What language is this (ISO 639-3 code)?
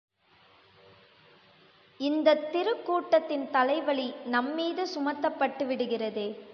tam